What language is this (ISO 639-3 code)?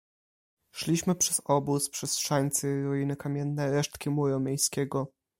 pol